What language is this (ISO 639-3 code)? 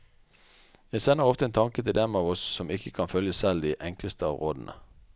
nor